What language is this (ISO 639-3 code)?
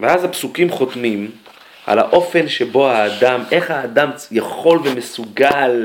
heb